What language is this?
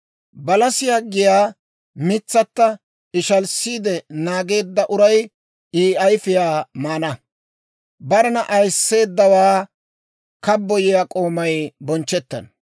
Dawro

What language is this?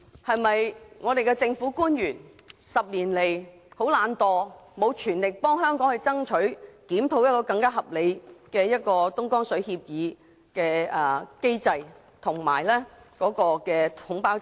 Cantonese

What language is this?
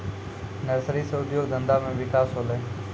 Maithili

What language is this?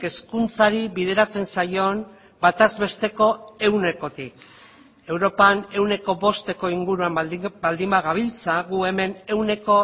Basque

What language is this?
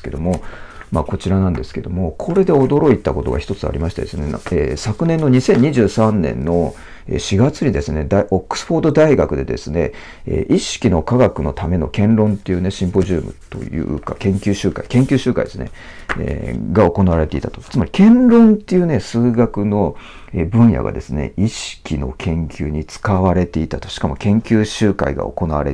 Japanese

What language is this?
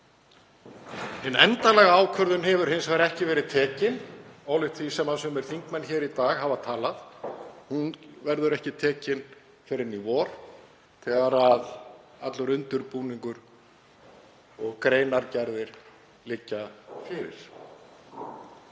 Icelandic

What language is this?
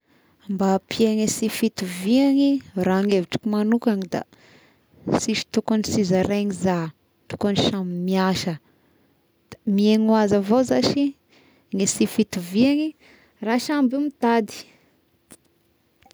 Tesaka Malagasy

